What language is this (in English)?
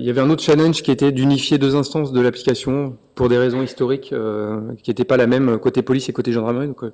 French